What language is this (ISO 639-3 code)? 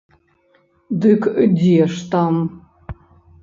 bel